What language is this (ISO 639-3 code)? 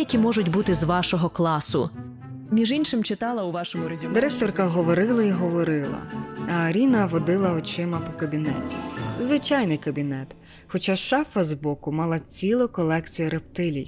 ukr